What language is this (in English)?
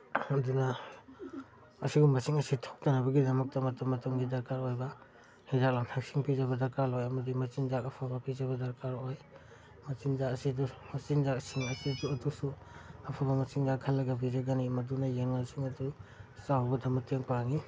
Manipuri